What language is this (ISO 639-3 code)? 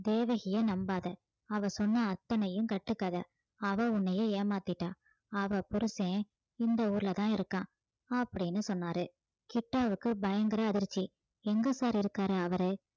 tam